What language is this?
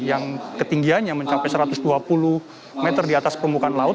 Indonesian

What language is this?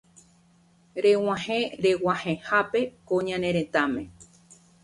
Guarani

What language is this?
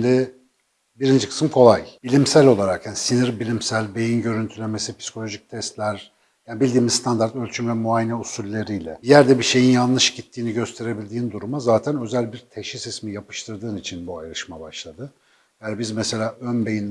Turkish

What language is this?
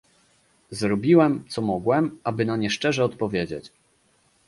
Polish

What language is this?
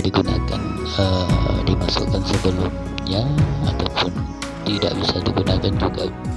Indonesian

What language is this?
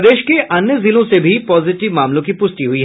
Hindi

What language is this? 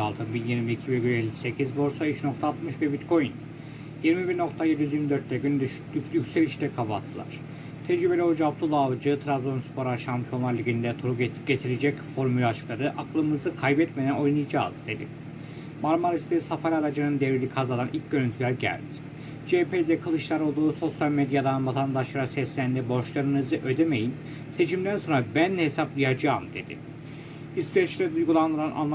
Turkish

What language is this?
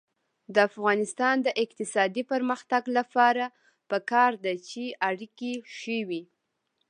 Pashto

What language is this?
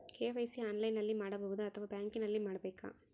Kannada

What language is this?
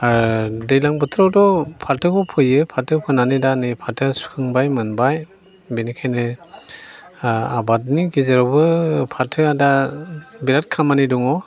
Bodo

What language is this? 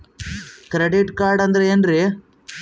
Kannada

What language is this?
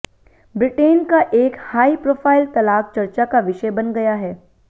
Hindi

